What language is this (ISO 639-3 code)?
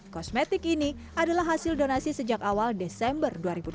ind